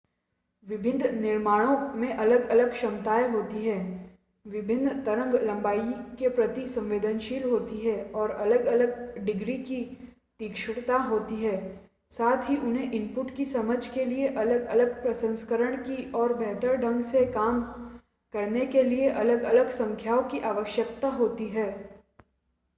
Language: Hindi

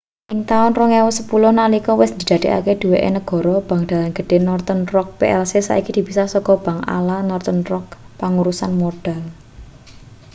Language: Javanese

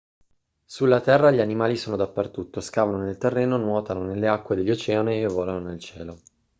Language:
Italian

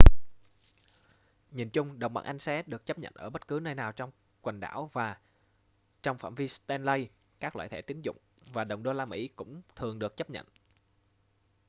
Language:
Vietnamese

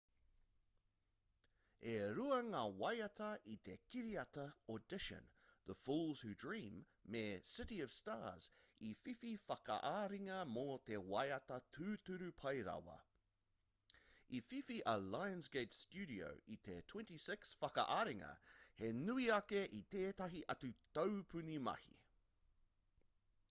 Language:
Māori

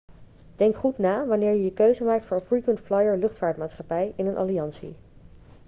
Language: Dutch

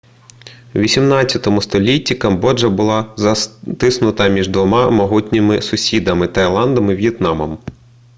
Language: Ukrainian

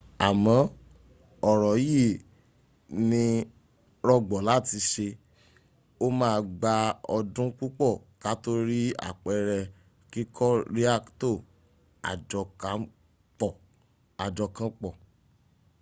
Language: Yoruba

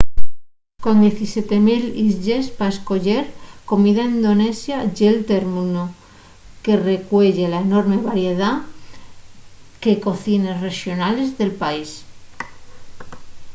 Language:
Asturian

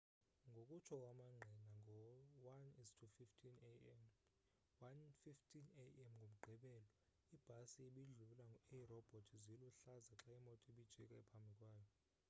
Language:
Xhosa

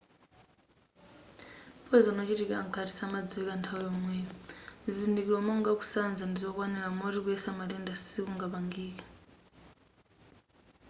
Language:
Nyanja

